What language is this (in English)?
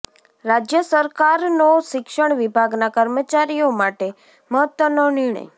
Gujarati